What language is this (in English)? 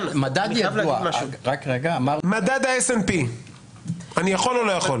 Hebrew